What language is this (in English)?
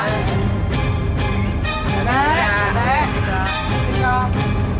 Indonesian